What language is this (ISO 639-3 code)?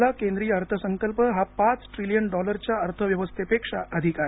mar